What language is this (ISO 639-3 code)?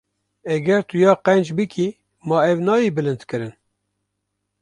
kur